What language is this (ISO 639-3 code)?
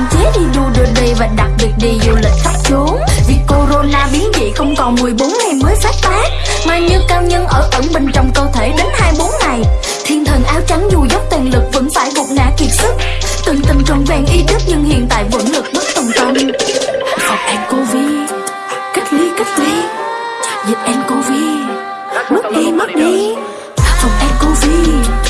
vie